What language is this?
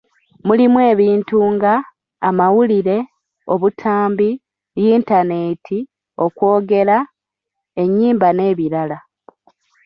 Ganda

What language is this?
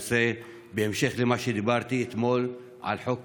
Hebrew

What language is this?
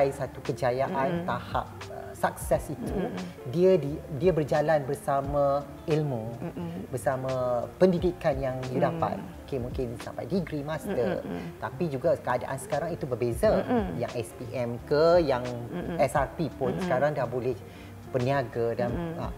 Malay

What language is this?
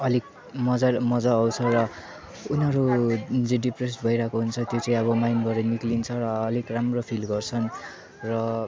Nepali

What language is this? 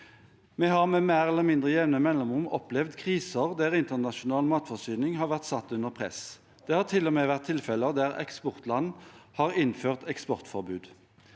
Norwegian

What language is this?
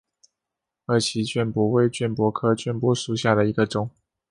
Chinese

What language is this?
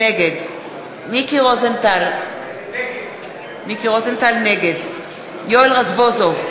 Hebrew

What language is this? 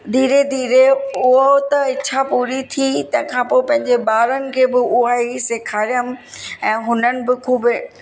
Sindhi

